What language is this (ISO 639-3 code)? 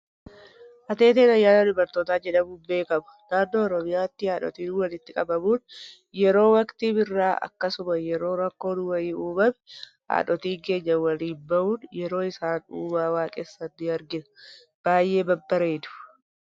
orm